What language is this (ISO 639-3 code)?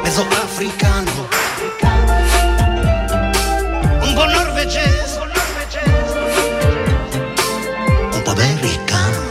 ita